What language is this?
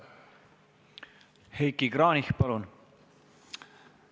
Estonian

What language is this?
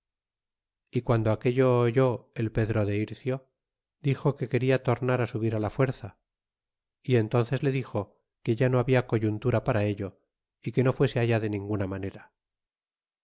Spanish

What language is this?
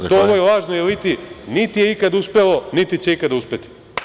Serbian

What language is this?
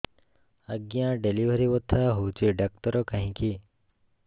Odia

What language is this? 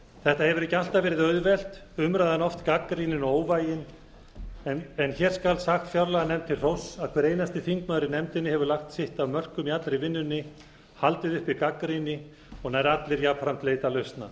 Icelandic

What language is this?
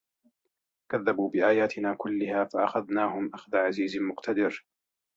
Arabic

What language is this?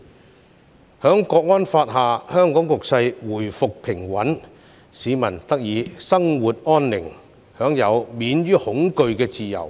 Cantonese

